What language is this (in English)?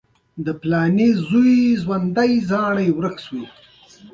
Pashto